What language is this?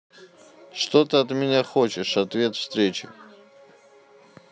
Russian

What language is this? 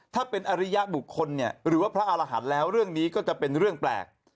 Thai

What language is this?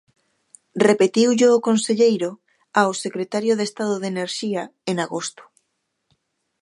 Galician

